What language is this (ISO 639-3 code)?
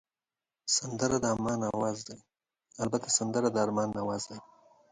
pus